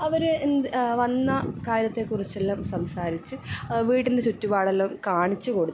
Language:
Malayalam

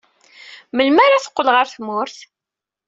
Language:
Kabyle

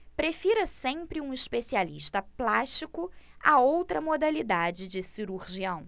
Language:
Portuguese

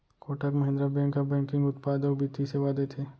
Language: Chhattisgarhi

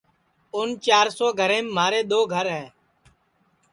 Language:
Sansi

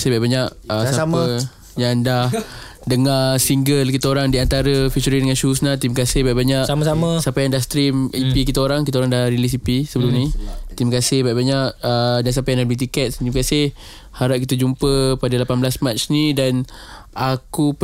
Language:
Malay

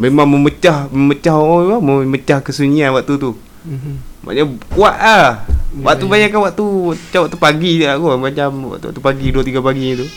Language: Malay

